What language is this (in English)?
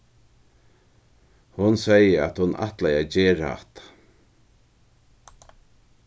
Faroese